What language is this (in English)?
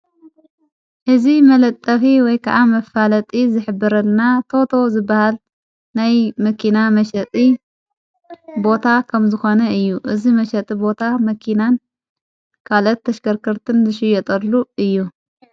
Tigrinya